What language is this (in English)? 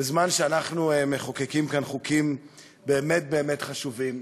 Hebrew